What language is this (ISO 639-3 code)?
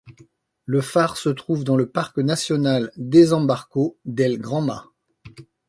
fra